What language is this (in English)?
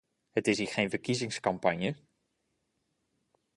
Dutch